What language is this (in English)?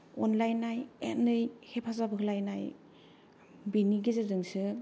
Bodo